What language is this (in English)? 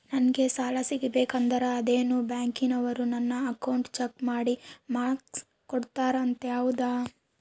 Kannada